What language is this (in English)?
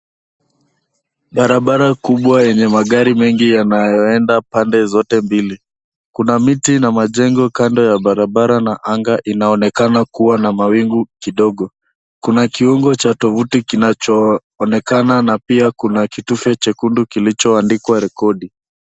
Swahili